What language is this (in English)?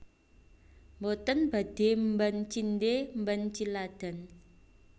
Javanese